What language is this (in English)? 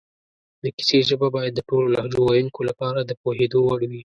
Pashto